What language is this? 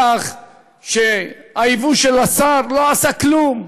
Hebrew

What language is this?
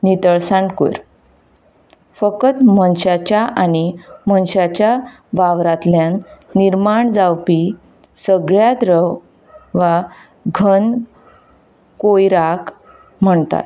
Konkani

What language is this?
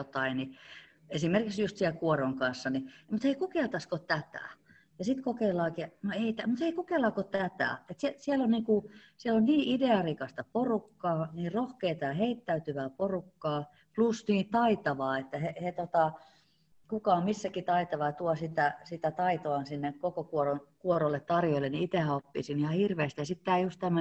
Finnish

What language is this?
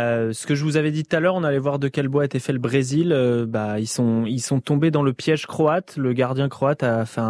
French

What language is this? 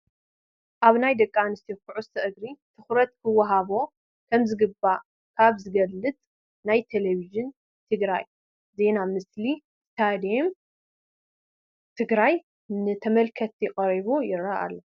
Tigrinya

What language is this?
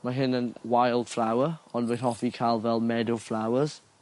Welsh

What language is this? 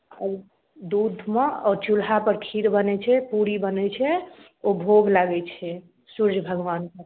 Maithili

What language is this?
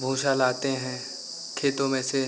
Hindi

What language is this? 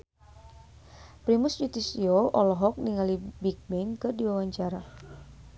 Sundanese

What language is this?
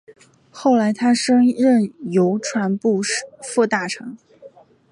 Chinese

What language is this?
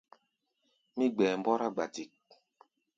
Gbaya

